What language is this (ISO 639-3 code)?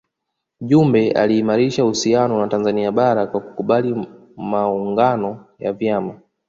swa